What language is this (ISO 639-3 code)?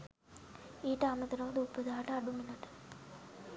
sin